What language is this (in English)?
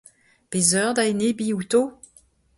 Breton